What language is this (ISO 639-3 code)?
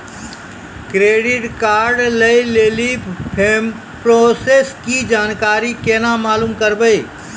mai